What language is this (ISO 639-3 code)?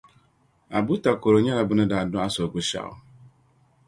dag